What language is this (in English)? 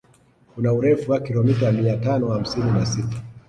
Swahili